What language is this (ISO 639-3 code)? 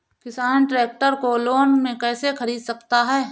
hin